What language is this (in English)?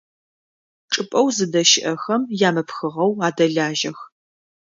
Adyghe